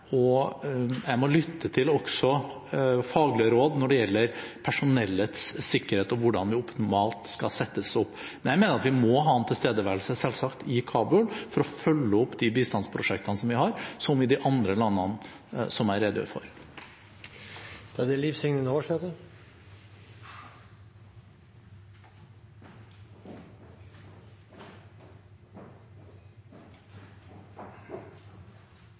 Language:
Norwegian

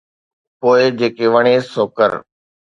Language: Sindhi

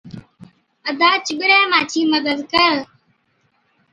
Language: Od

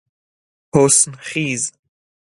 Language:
Persian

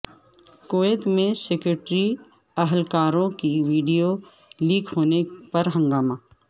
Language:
Urdu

